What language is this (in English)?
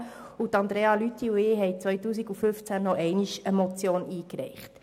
Swiss German